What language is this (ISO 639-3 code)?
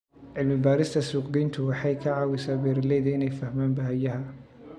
som